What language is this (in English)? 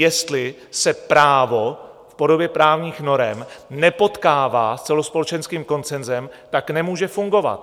Czech